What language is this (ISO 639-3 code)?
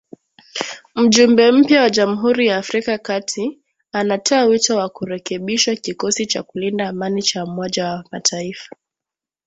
swa